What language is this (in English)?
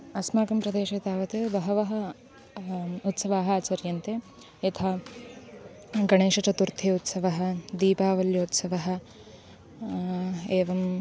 Sanskrit